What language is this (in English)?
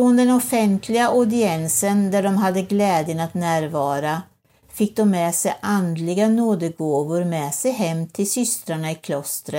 Swedish